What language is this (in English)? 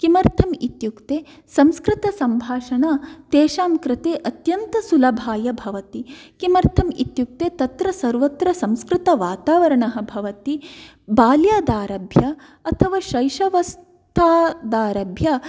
Sanskrit